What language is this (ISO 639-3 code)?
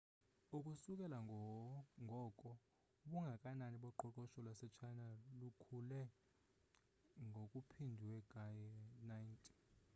xho